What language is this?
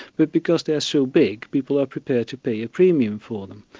English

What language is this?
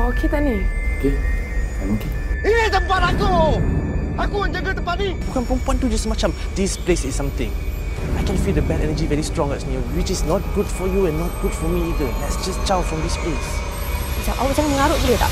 Malay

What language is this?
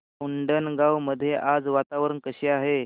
Marathi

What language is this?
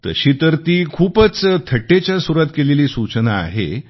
Marathi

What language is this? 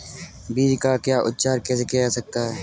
Hindi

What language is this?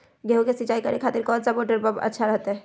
Magahi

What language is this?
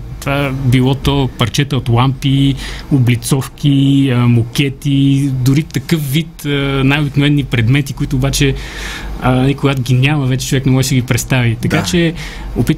Bulgarian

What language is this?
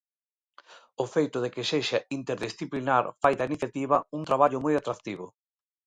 Galician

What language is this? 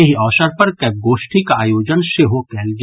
Maithili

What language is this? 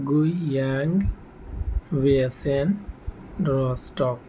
Urdu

